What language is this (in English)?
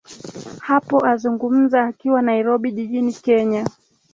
Swahili